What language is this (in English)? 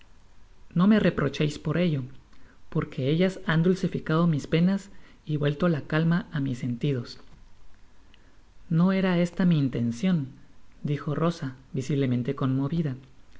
Spanish